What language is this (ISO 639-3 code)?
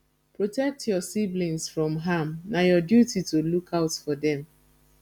pcm